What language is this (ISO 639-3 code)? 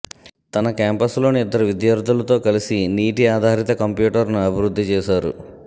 tel